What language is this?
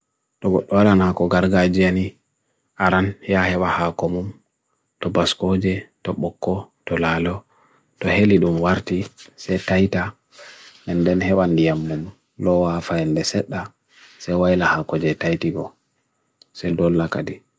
Bagirmi Fulfulde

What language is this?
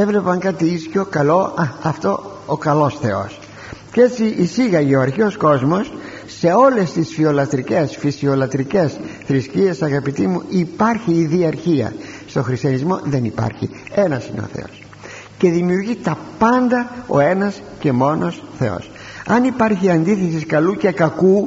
Greek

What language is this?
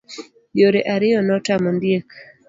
Luo (Kenya and Tanzania)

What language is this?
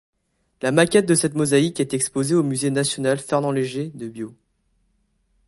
French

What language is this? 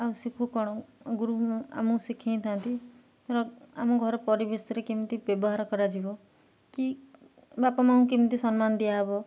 Odia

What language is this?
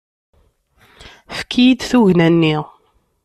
Kabyle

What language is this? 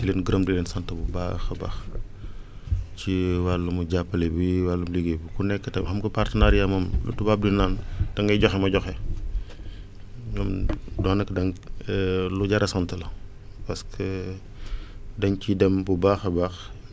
Wolof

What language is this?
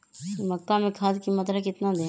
Magahi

